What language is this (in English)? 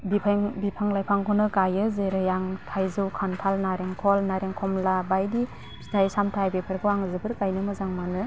Bodo